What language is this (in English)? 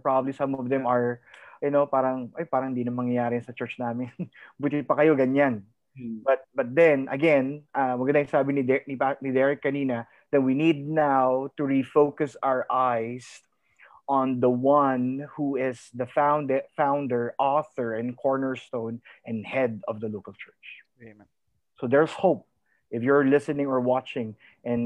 Filipino